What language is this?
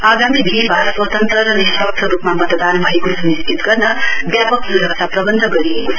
Nepali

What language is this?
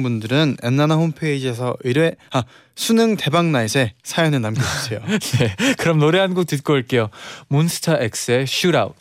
Korean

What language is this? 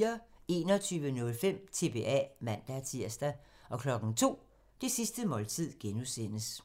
Danish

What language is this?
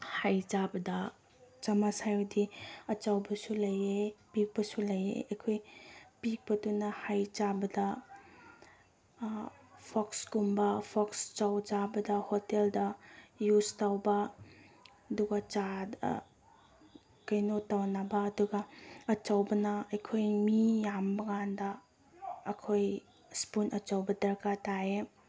Manipuri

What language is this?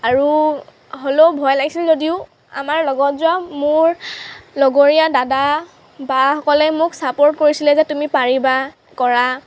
Assamese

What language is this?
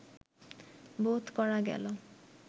Bangla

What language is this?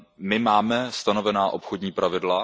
Czech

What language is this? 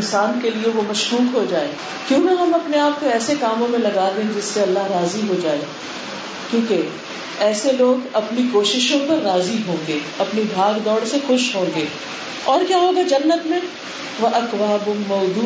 Urdu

